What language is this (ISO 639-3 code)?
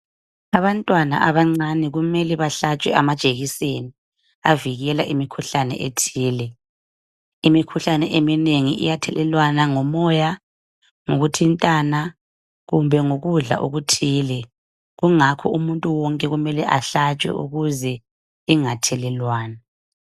nde